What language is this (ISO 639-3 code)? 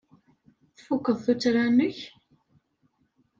kab